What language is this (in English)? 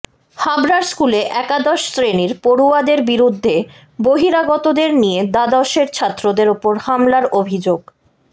Bangla